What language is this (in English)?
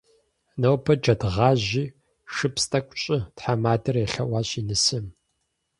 Kabardian